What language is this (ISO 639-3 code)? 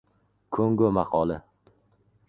uzb